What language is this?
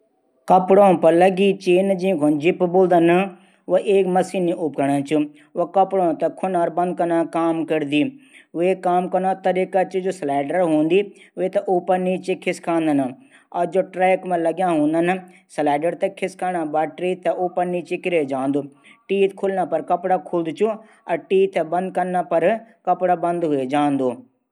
Garhwali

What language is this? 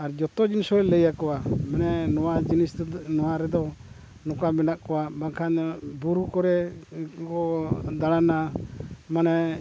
Santali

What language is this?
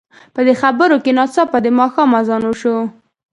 Pashto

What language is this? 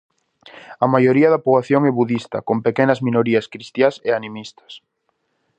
Galician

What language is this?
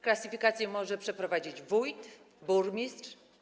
Polish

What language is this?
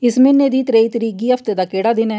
Dogri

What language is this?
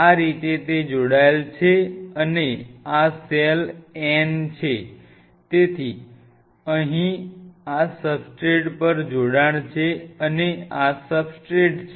Gujarati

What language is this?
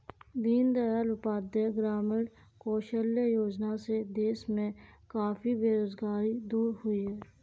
Hindi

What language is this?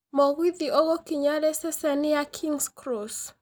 Kikuyu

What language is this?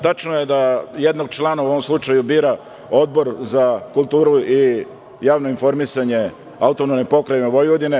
Serbian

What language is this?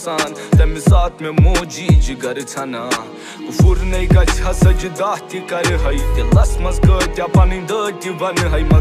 Romanian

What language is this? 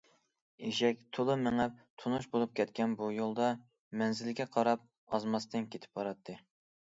Uyghur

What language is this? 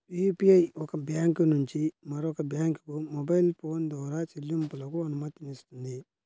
Telugu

